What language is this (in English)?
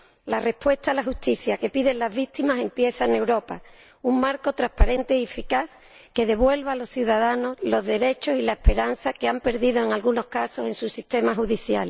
Spanish